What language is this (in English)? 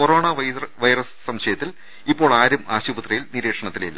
Malayalam